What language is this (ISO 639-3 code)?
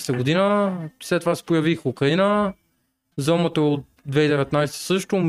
bul